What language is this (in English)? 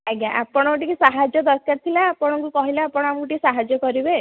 Odia